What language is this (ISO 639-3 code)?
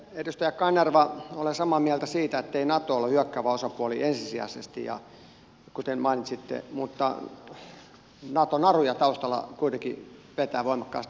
fin